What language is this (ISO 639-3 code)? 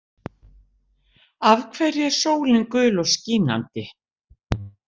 isl